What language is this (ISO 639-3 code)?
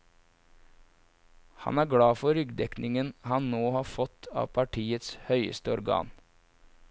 nor